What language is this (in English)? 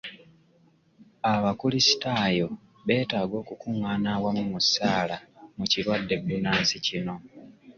Ganda